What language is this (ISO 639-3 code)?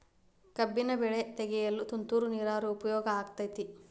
kan